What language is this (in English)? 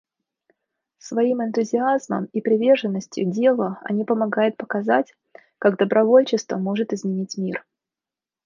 Russian